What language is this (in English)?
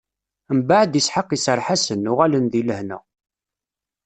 Kabyle